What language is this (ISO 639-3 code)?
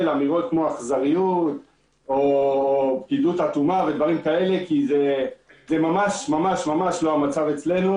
heb